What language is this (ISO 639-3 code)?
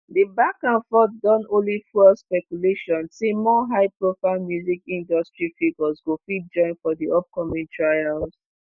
pcm